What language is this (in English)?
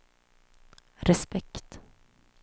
Swedish